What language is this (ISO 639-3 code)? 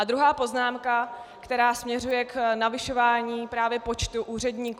ces